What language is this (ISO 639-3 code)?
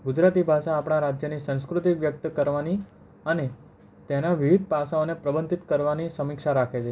guj